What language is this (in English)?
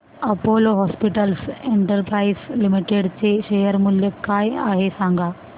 Marathi